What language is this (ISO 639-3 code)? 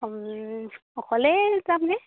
asm